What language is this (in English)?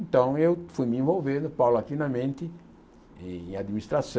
Portuguese